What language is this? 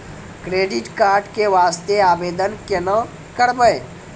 Maithili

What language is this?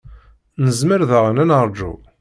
Kabyle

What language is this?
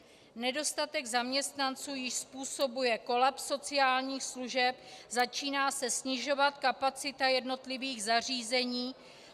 Czech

